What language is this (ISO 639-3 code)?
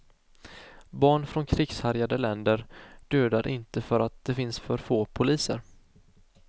swe